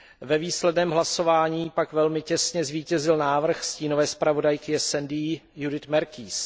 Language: Czech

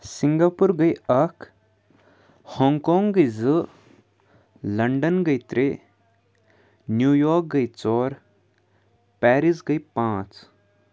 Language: Kashmiri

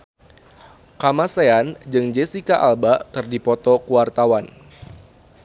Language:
Sundanese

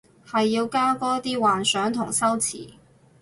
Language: Cantonese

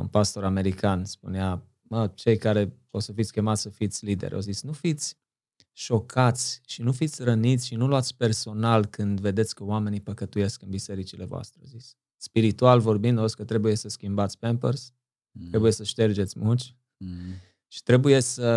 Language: Romanian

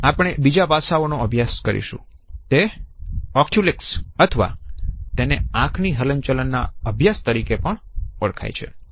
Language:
Gujarati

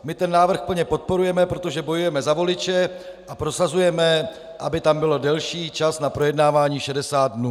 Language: Czech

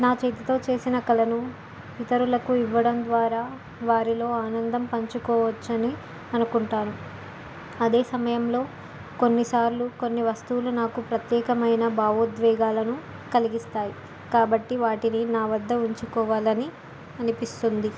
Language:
Telugu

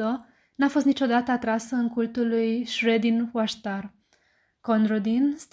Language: Romanian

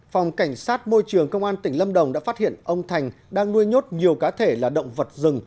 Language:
Vietnamese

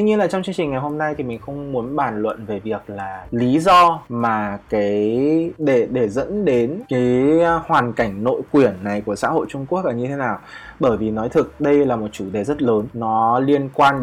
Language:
Vietnamese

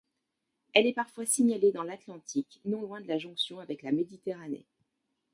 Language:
French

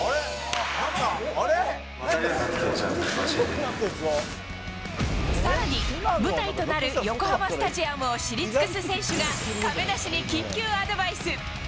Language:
Japanese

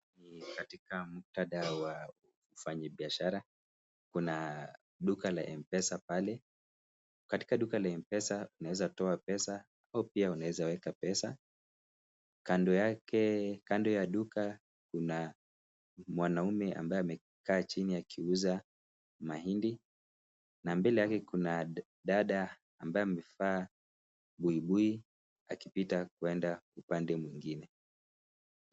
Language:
Swahili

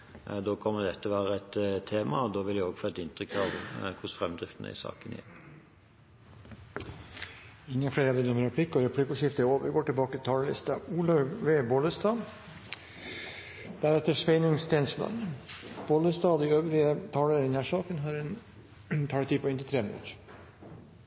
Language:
Norwegian Bokmål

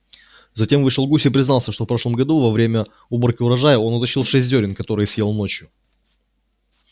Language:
Russian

